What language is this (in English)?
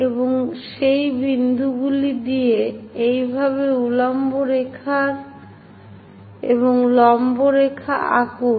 Bangla